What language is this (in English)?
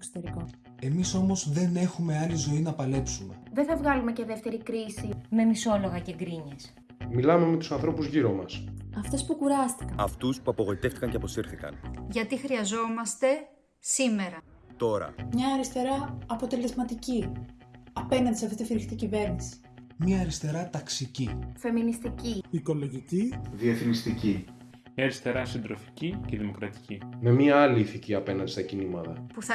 Greek